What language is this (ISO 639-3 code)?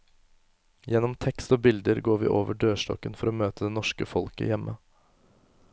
nor